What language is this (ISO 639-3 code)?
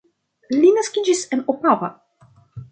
epo